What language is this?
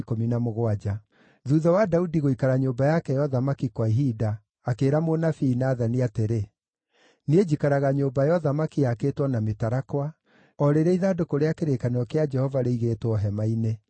Kikuyu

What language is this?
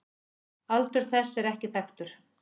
Icelandic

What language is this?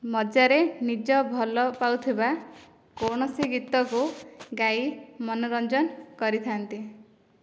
Odia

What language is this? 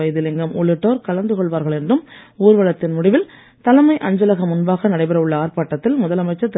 Tamil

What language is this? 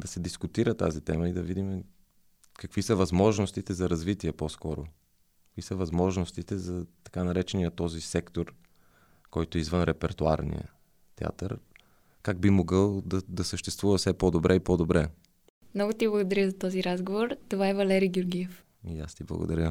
Bulgarian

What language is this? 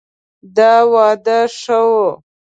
Pashto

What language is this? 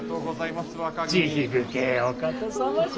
Japanese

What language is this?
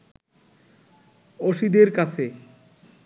Bangla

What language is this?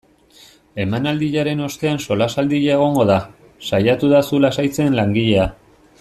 Basque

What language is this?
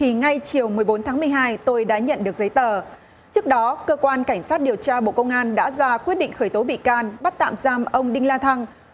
Vietnamese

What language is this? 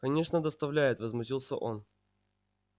Russian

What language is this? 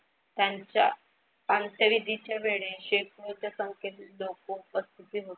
Marathi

